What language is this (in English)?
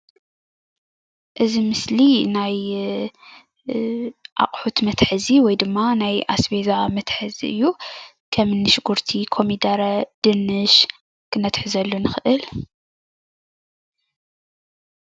Tigrinya